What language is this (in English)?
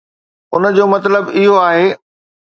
Sindhi